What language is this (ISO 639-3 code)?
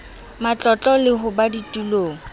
sot